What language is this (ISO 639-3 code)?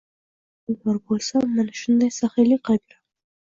uzb